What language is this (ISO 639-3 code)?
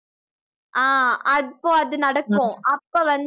tam